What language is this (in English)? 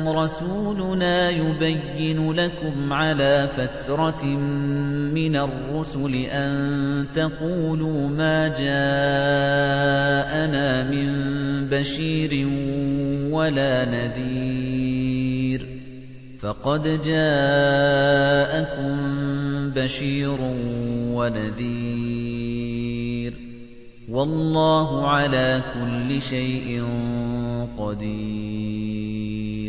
Arabic